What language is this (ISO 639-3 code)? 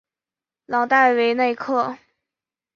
zho